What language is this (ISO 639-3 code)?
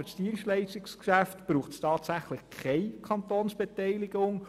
gsw